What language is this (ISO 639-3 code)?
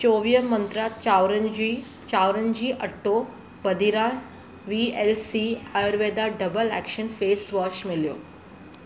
snd